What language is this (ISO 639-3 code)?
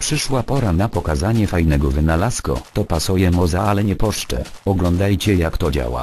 pol